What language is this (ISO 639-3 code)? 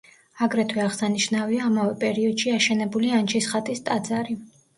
kat